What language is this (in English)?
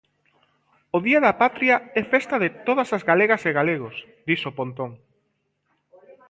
Galician